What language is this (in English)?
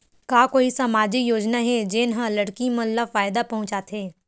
Chhattisgarhi